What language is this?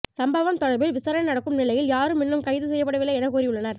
Tamil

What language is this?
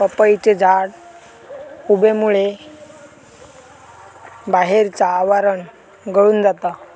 Marathi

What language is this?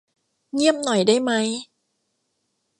Thai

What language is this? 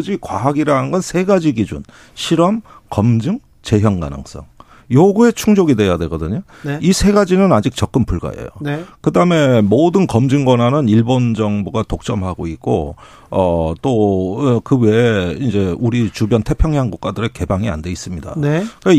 Korean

